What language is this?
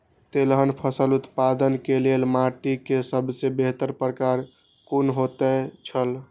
Maithili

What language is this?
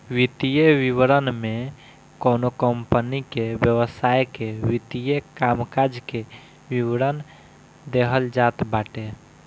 Bhojpuri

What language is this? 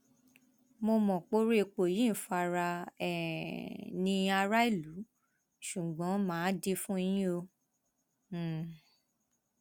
Yoruba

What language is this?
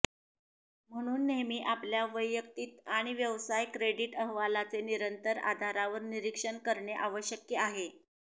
Marathi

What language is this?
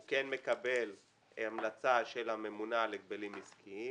Hebrew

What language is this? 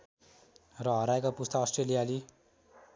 Nepali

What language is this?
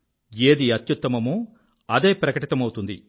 Telugu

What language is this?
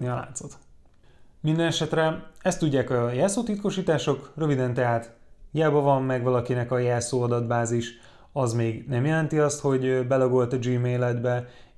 Hungarian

